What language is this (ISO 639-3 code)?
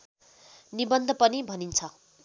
nep